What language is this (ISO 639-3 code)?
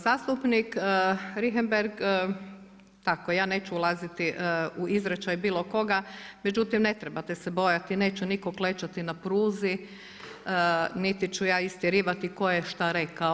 hrv